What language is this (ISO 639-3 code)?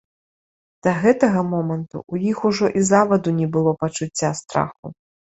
bel